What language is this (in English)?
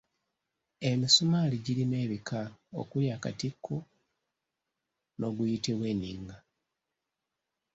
Ganda